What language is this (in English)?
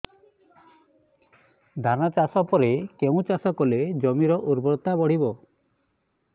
Odia